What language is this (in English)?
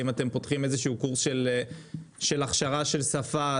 Hebrew